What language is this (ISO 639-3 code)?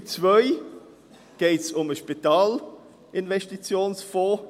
gsw